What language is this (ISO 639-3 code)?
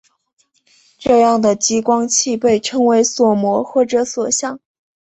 zho